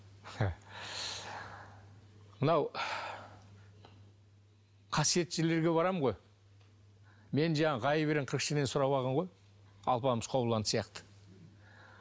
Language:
Kazakh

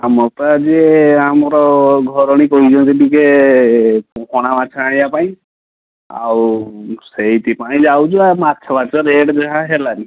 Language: Odia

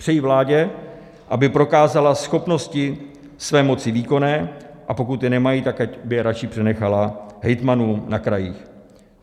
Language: Czech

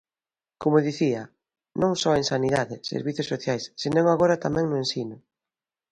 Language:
Galician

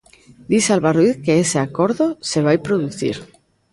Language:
Galician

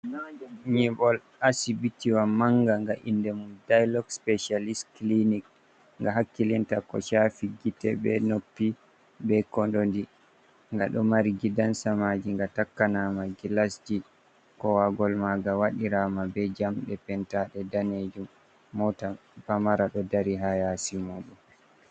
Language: Fula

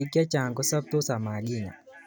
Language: Kalenjin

